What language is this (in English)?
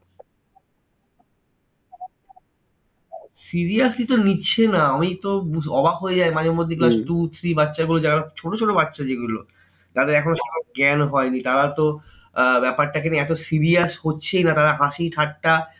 Bangla